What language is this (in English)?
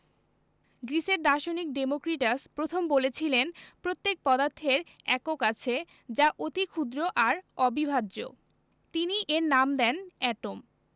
Bangla